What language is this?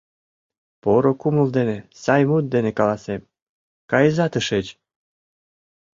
Mari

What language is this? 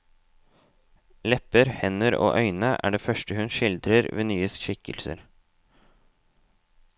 Norwegian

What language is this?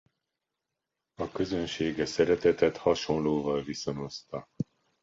Hungarian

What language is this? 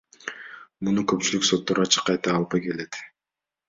Kyrgyz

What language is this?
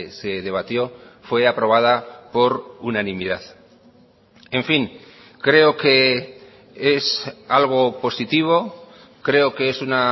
Spanish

